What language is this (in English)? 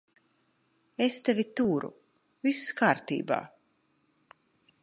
Latvian